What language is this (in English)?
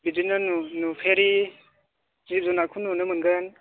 Bodo